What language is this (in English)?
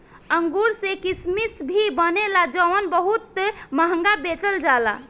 Bhojpuri